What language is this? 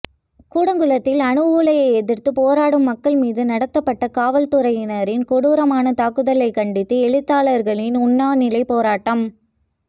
Tamil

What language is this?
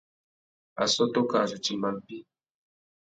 Tuki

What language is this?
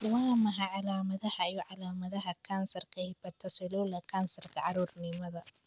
Somali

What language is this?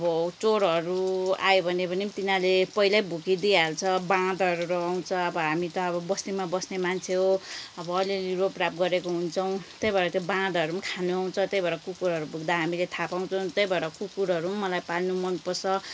Nepali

